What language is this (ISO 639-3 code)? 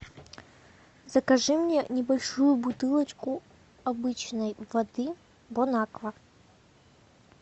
rus